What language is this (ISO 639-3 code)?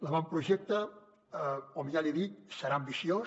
cat